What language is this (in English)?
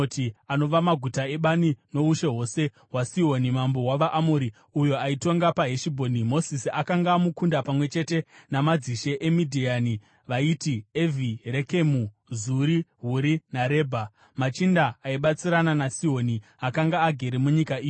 Shona